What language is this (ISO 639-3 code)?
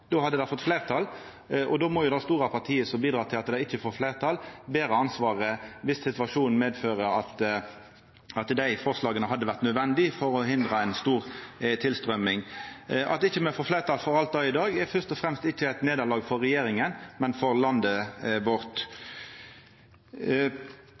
nno